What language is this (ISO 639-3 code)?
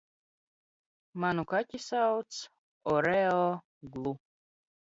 lav